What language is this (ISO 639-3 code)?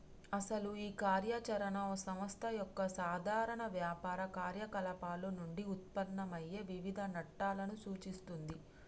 tel